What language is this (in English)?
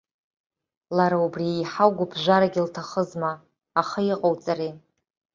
Abkhazian